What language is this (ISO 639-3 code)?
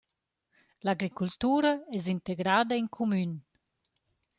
roh